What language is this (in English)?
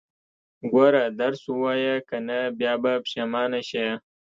Pashto